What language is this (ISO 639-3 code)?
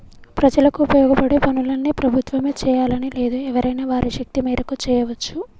tel